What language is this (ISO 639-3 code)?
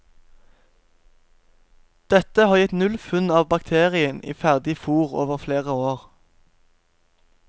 nor